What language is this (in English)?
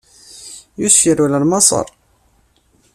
Kabyle